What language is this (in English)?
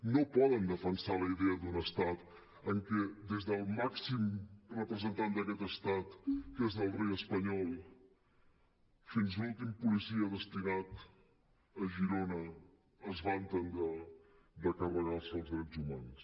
Catalan